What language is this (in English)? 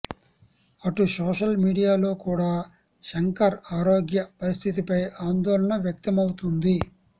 Telugu